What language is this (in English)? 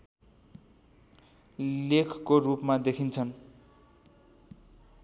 Nepali